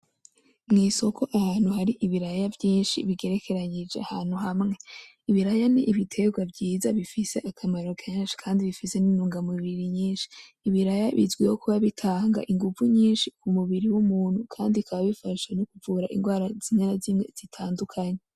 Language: Rundi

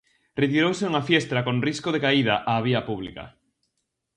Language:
Galician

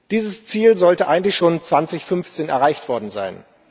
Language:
German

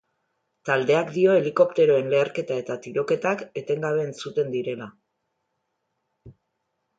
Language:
Basque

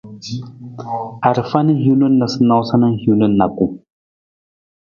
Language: Nawdm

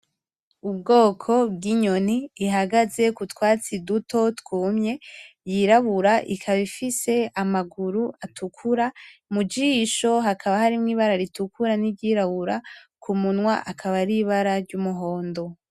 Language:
Rundi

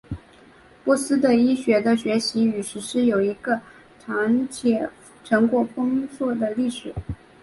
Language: Chinese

